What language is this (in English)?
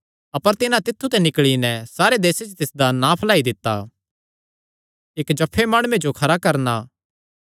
Kangri